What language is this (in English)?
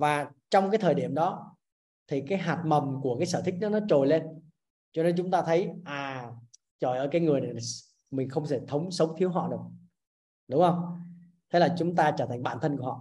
Vietnamese